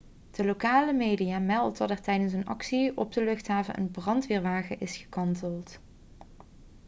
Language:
Dutch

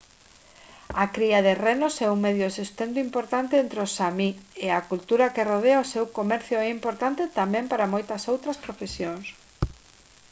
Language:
Galician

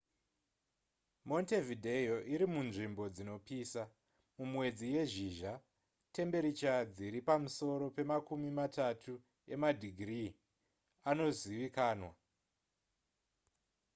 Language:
Shona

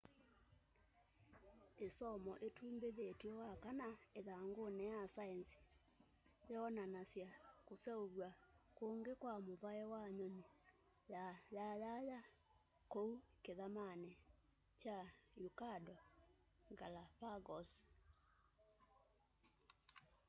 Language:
Kamba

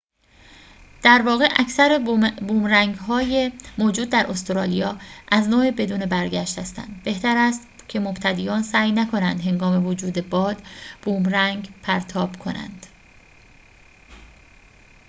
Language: Persian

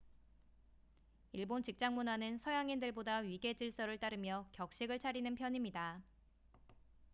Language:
Korean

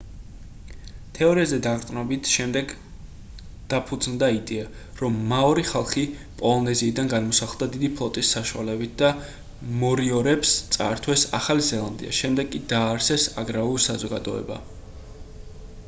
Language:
Georgian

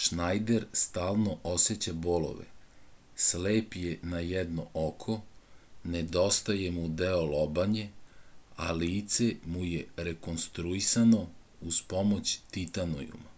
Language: Serbian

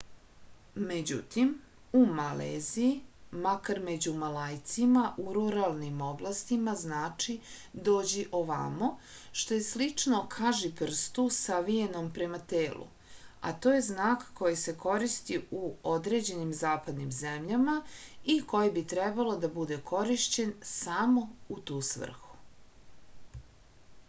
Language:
Serbian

